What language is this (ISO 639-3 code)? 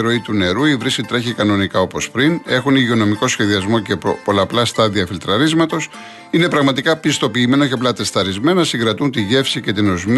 ell